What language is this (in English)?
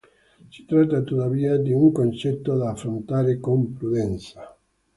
Italian